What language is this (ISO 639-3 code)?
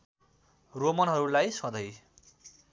nep